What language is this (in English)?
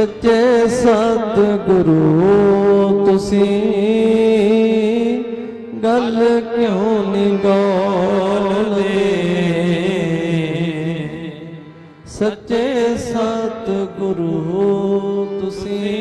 Punjabi